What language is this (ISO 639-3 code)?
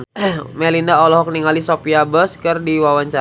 sun